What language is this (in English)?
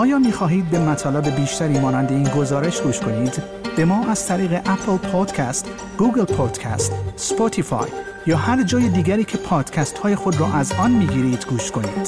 Persian